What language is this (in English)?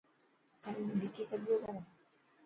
Dhatki